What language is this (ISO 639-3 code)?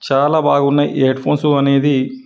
tel